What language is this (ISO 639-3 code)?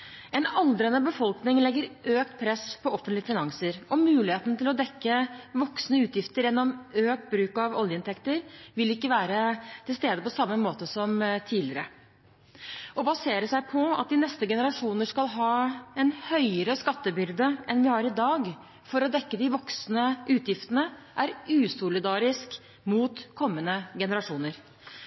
nob